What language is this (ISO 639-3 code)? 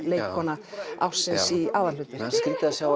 isl